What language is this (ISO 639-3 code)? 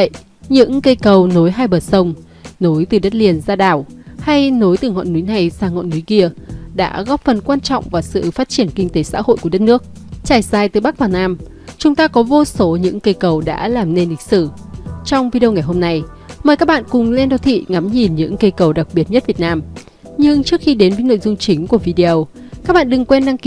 vie